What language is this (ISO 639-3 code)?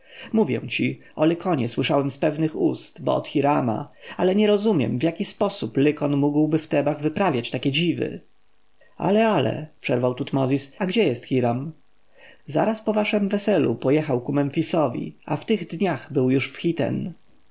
pol